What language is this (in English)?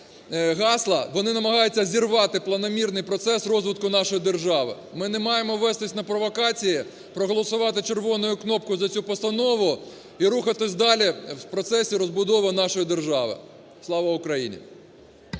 Ukrainian